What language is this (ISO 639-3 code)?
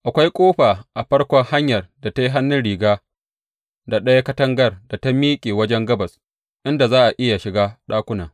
hau